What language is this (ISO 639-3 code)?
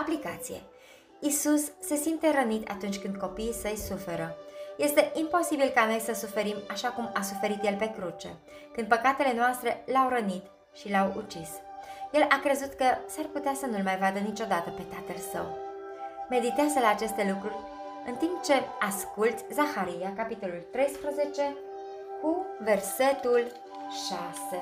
ron